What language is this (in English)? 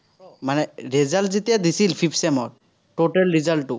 Assamese